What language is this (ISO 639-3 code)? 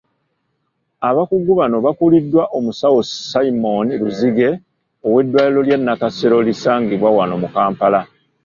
lug